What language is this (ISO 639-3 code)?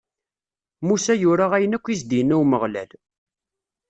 kab